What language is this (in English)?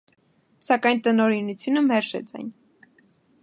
Armenian